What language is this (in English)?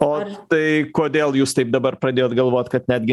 Lithuanian